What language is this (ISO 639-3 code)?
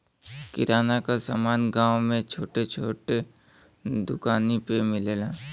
bho